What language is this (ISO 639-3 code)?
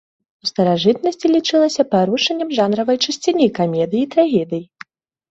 bel